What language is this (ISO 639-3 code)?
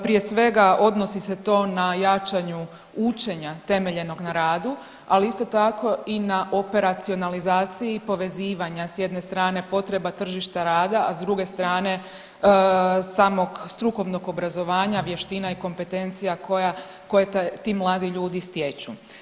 hrv